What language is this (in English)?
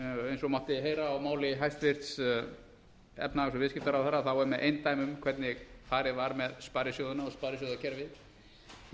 Icelandic